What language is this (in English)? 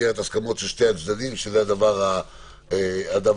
Hebrew